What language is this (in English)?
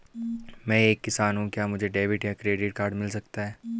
Hindi